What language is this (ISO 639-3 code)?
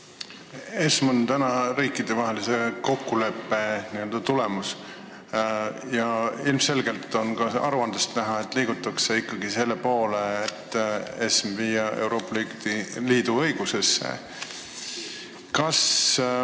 est